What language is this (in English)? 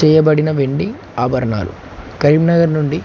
Telugu